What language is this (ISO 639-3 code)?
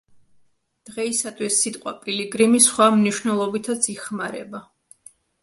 kat